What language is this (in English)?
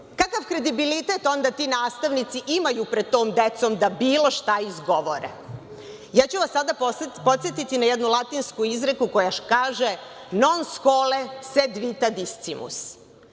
Serbian